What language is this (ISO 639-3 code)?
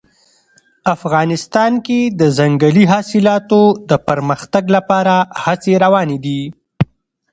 pus